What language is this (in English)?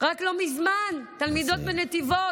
Hebrew